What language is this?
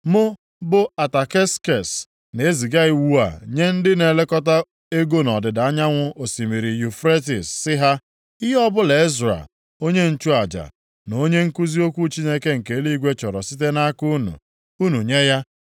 Igbo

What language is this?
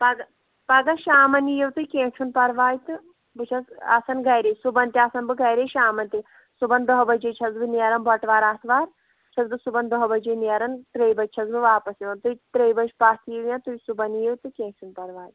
Kashmiri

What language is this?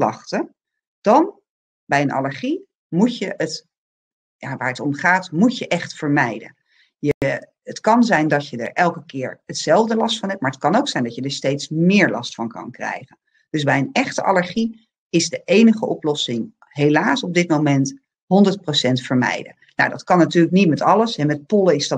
Dutch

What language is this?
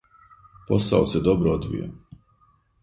Serbian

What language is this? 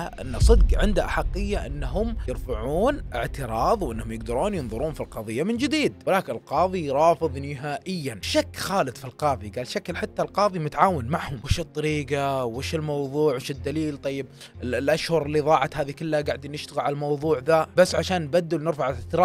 Arabic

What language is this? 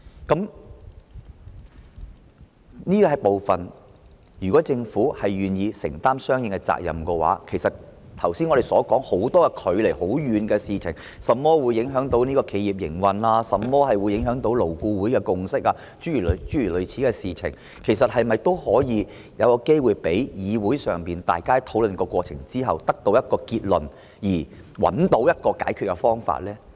Cantonese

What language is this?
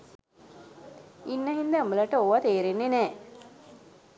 Sinhala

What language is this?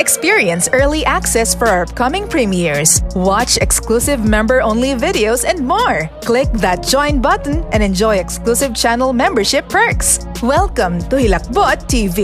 Filipino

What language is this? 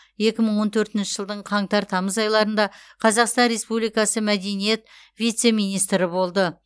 Kazakh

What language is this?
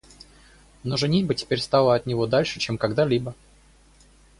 Russian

